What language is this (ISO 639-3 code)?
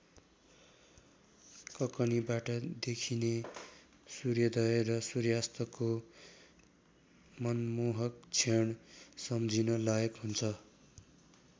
nep